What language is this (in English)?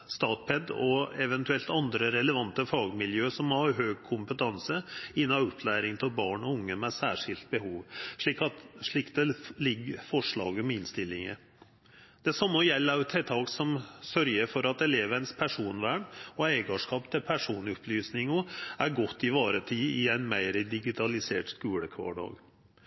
Norwegian Nynorsk